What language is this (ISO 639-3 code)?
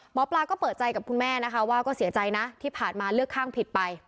tha